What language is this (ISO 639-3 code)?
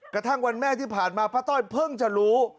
tha